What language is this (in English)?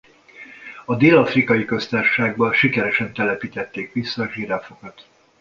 Hungarian